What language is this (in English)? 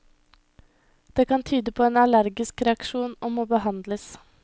Norwegian